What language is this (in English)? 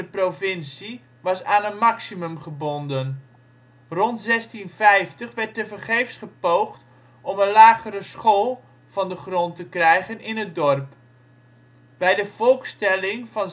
Dutch